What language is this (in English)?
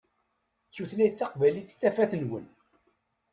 Kabyle